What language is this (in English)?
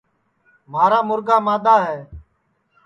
Sansi